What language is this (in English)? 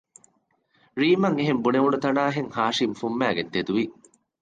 Divehi